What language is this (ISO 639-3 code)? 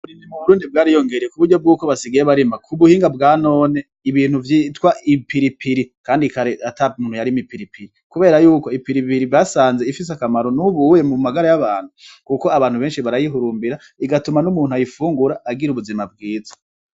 run